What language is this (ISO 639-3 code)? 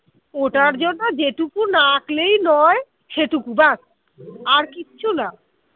ben